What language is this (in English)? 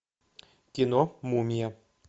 Russian